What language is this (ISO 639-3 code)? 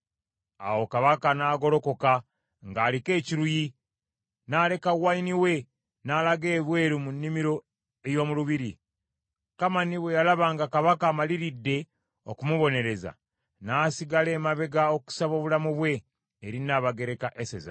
lug